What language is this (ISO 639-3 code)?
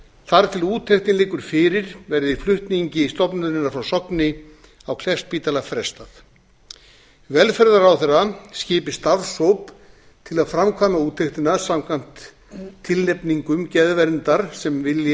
isl